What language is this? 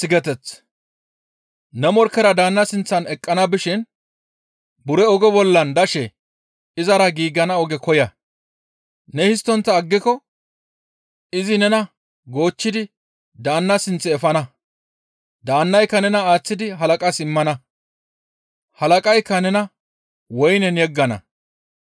Gamo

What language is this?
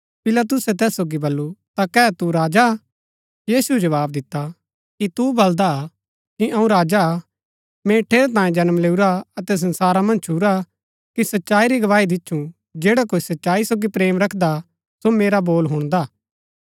Gaddi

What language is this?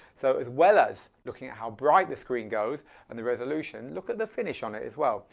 English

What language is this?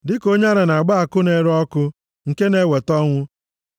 Igbo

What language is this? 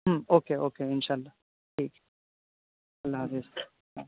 Urdu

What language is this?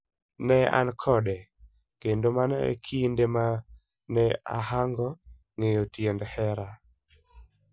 Luo (Kenya and Tanzania)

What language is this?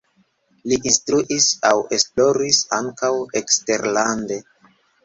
Esperanto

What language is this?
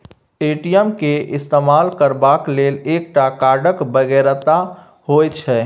Maithili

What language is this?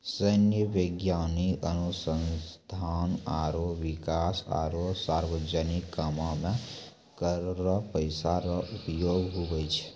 Maithili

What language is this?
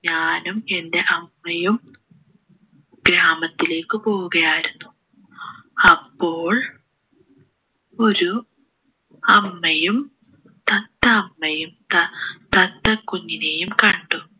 Malayalam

